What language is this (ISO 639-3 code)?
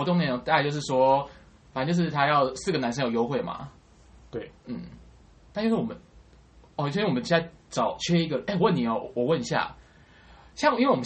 zho